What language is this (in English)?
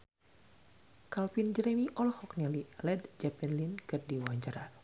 Sundanese